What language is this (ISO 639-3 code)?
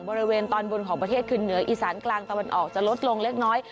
tha